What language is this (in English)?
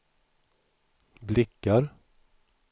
Swedish